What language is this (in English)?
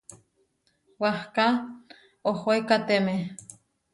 Huarijio